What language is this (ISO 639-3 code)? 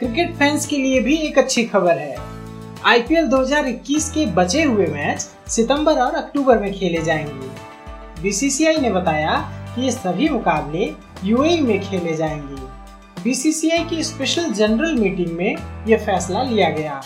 hin